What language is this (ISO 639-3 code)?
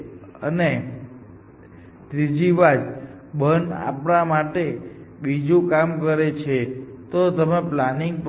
guj